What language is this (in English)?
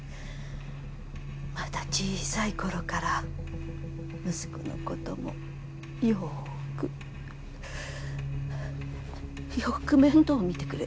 Japanese